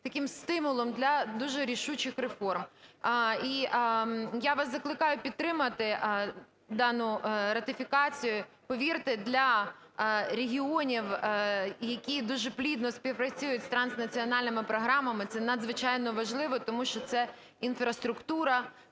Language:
Ukrainian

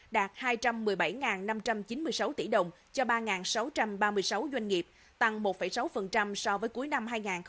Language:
Vietnamese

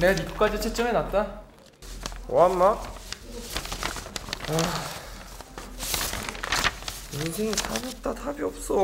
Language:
Korean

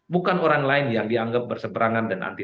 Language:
Indonesian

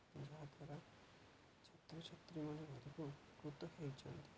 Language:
Odia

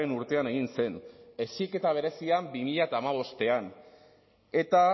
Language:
Basque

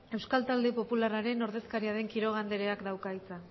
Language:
Basque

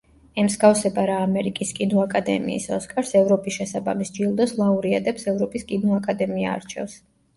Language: Georgian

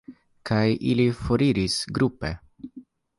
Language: Esperanto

